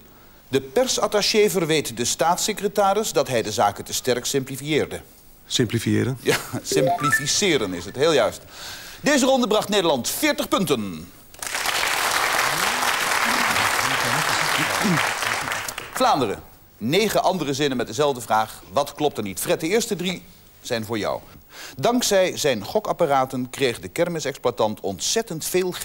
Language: Dutch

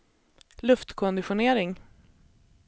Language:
Swedish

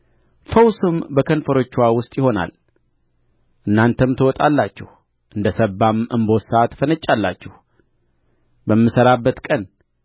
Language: Amharic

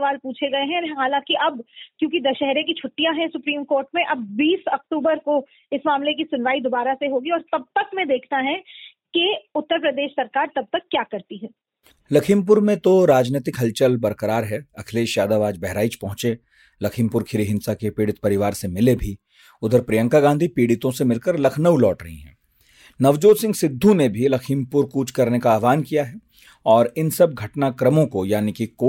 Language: Hindi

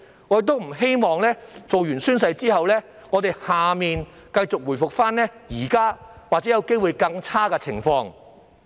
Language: Cantonese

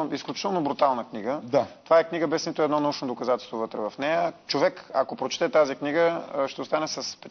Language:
Bulgarian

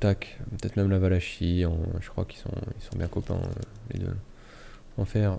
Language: French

